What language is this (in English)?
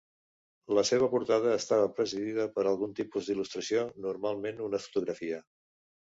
Catalan